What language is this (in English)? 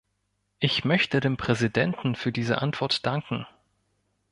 German